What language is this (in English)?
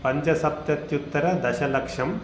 Sanskrit